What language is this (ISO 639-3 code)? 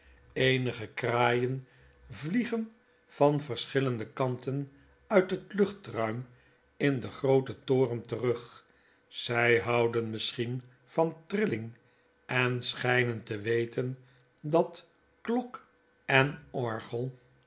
nld